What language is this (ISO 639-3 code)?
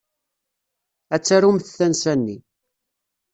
kab